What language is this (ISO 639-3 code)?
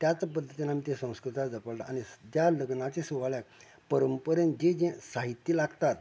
kok